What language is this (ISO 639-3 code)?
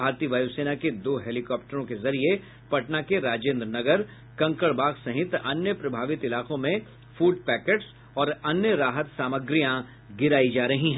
hin